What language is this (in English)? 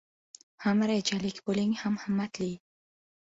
Uzbek